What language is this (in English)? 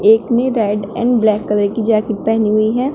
Hindi